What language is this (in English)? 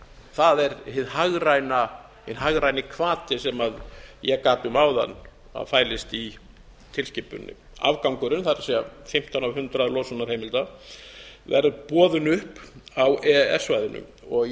Icelandic